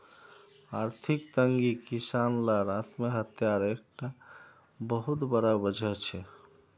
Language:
Magahi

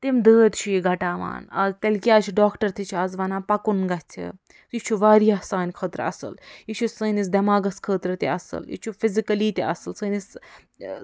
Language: Kashmiri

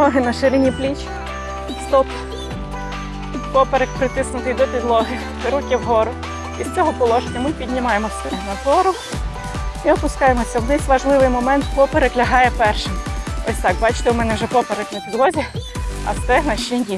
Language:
Ukrainian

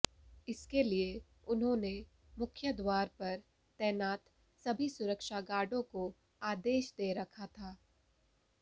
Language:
Hindi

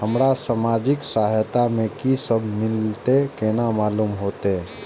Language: Maithili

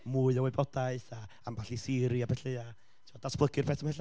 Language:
Welsh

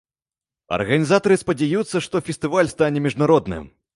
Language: Belarusian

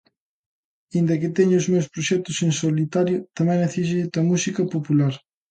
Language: Galician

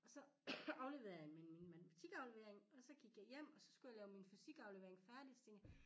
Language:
Danish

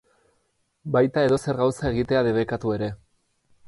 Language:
Basque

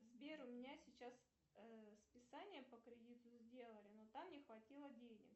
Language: Russian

